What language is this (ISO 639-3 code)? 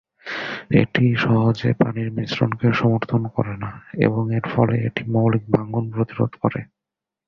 ben